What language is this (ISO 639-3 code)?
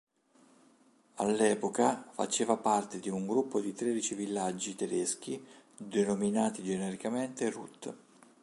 ita